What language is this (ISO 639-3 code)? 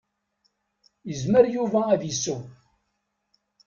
kab